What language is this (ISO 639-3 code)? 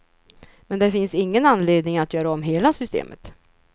swe